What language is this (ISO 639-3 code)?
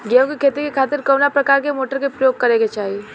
bho